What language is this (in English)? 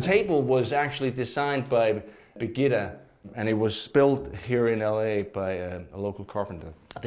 English